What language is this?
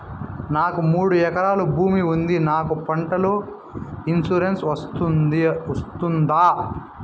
Telugu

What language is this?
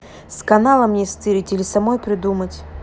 Russian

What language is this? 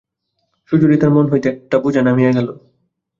Bangla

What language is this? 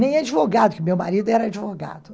Portuguese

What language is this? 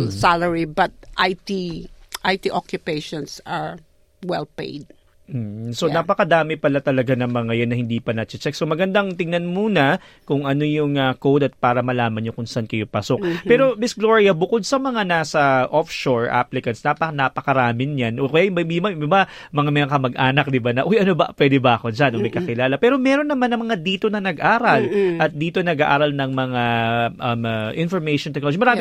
Filipino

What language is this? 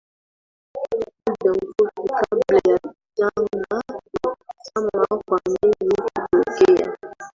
Swahili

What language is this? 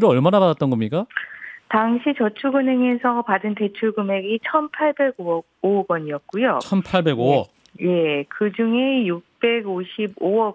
Korean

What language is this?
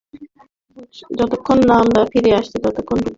Bangla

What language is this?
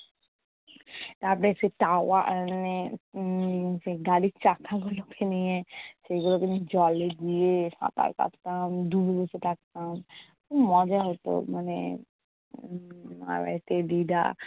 Bangla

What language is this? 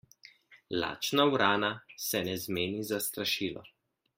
Slovenian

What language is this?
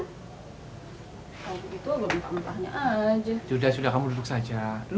Indonesian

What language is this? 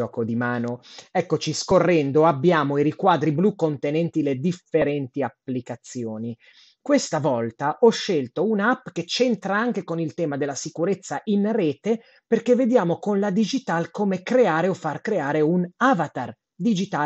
Italian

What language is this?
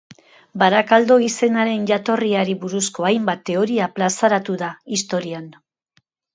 Basque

